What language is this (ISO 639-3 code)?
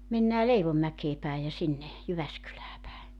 fin